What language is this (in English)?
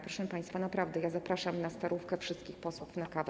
Polish